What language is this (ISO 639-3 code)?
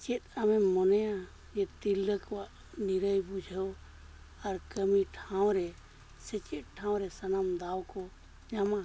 sat